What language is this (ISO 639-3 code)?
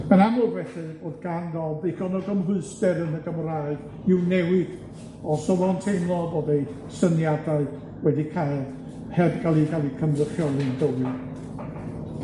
cym